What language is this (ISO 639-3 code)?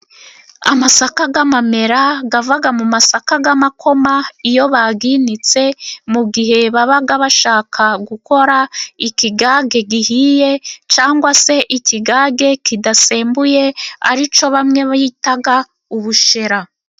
kin